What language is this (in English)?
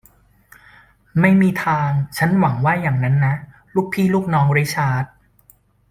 Thai